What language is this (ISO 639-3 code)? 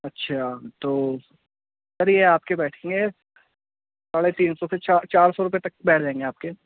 urd